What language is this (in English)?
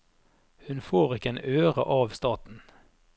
Norwegian